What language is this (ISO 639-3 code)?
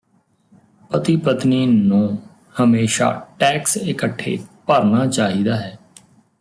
pan